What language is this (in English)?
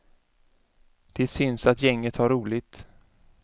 Swedish